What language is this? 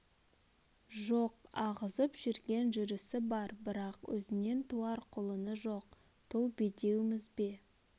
Kazakh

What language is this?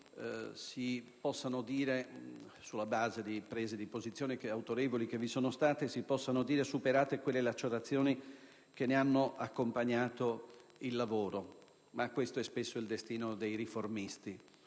Italian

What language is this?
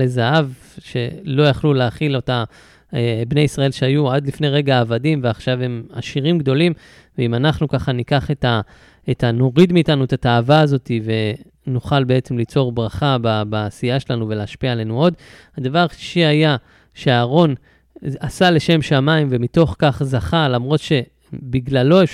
Hebrew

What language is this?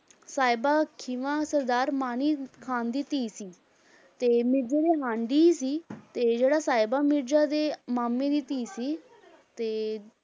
Punjabi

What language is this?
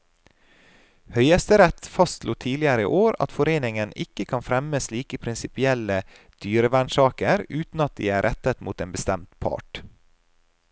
Norwegian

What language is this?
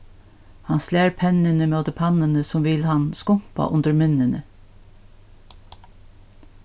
Faroese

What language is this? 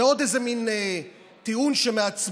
Hebrew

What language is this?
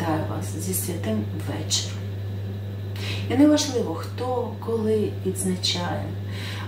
Ukrainian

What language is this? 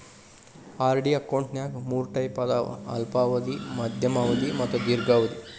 Kannada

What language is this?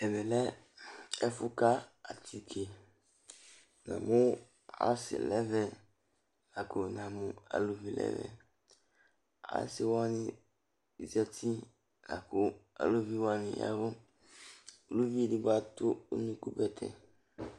Ikposo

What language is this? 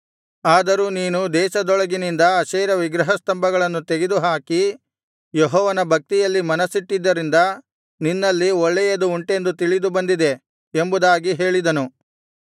Kannada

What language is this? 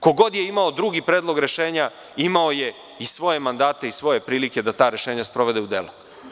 Serbian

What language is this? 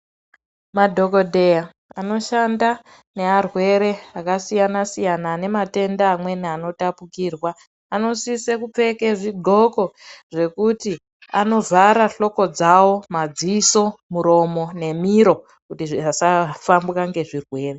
Ndau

